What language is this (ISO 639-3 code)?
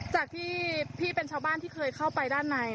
tha